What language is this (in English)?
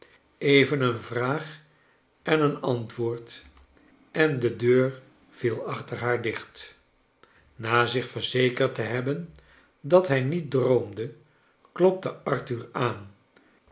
Dutch